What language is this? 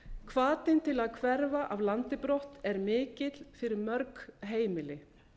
Icelandic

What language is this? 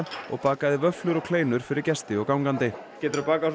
Icelandic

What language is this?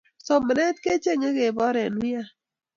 Kalenjin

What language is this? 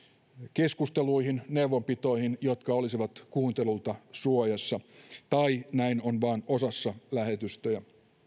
Finnish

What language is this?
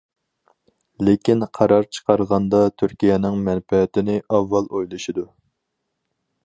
Uyghur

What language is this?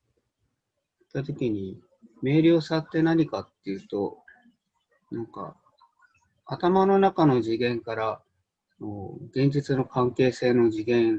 Japanese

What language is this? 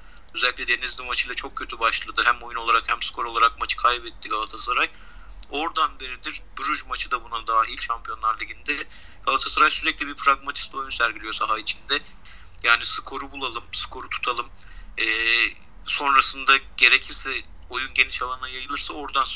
Turkish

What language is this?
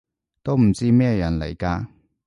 Cantonese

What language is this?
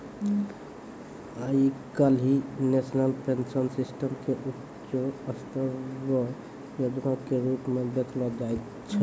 Maithili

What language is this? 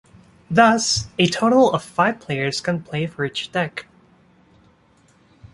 English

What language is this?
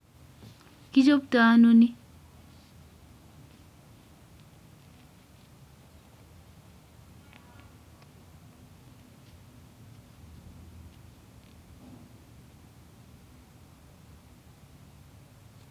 Kalenjin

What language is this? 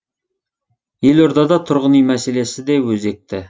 Kazakh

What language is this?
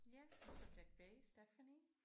Danish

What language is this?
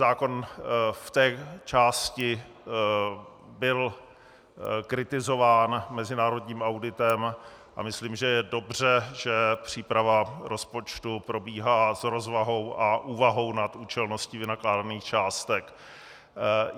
Czech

